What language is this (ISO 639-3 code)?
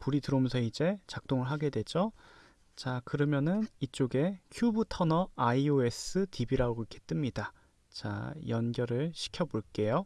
kor